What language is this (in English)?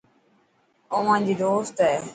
Dhatki